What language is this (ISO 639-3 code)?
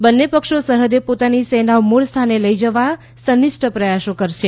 guj